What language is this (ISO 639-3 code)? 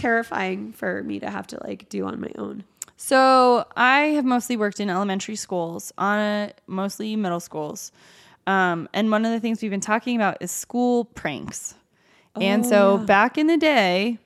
eng